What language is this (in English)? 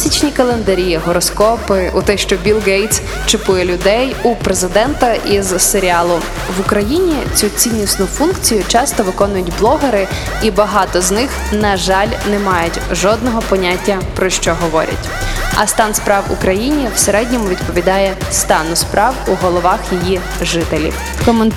Ukrainian